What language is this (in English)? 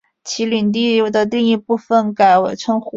Chinese